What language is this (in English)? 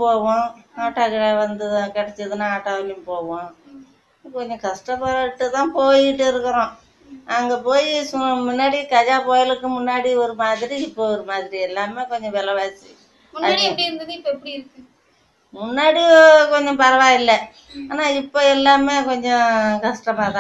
Tamil